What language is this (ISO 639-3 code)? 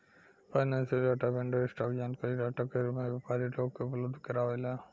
bho